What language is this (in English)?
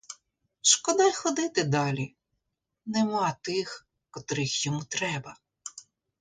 Ukrainian